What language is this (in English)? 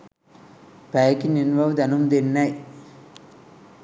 Sinhala